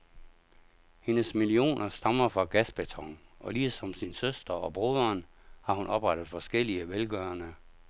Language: Danish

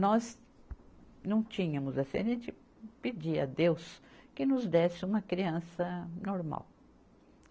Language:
Portuguese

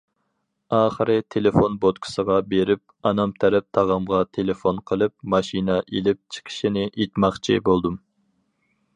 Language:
Uyghur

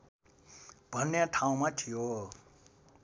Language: Nepali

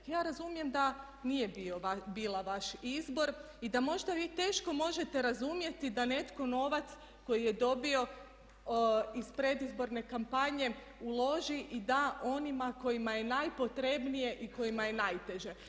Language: Croatian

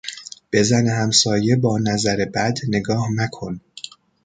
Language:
Persian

